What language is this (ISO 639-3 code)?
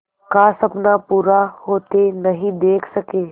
hin